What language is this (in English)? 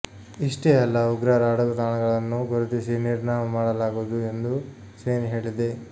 Kannada